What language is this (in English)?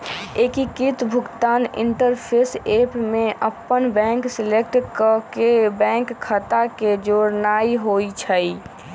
Magahi